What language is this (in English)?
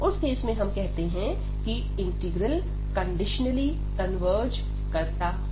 Hindi